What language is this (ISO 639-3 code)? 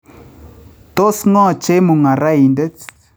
kln